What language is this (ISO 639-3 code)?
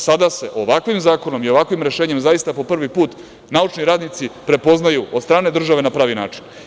srp